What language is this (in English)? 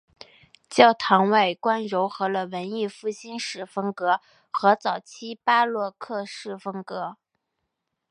Chinese